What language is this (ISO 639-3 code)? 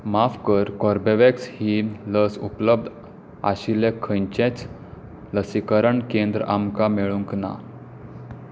kok